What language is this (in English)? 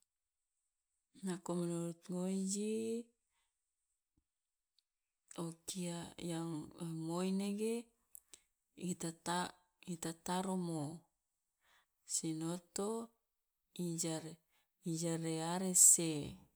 Loloda